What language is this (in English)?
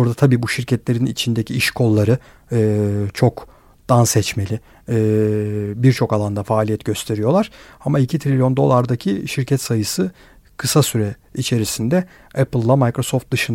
Turkish